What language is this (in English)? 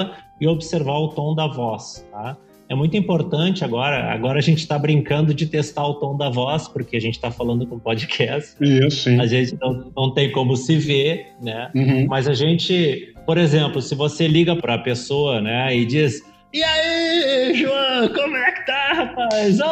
Portuguese